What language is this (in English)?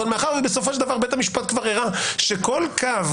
Hebrew